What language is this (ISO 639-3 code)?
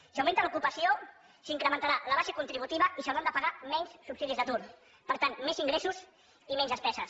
cat